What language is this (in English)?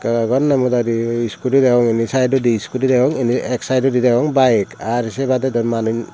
Chakma